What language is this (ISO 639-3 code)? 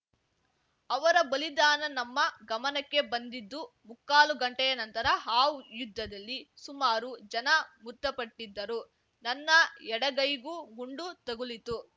kan